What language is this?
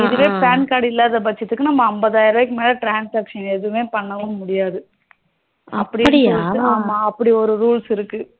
Tamil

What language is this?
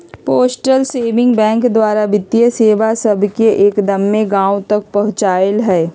Magahi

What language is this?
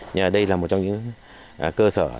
Vietnamese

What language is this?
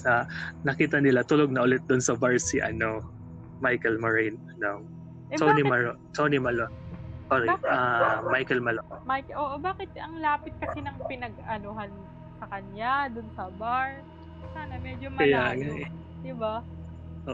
Filipino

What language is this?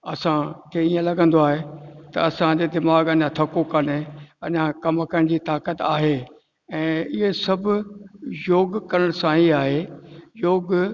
Sindhi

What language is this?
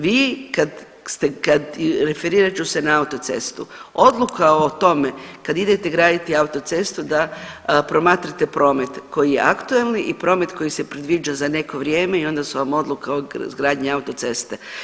Croatian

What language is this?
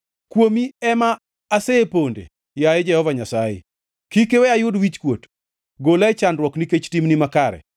Luo (Kenya and Tanzania)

